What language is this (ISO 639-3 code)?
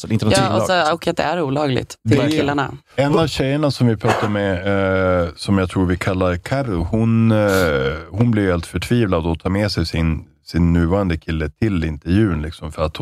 swe